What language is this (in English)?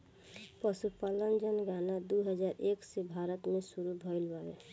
Bhojpuri